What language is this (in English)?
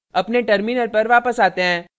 Hindi